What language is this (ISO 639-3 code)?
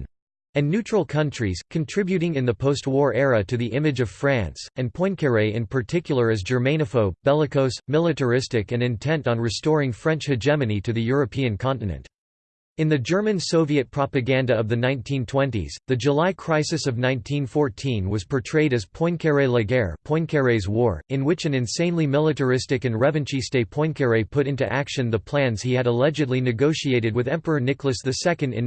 eng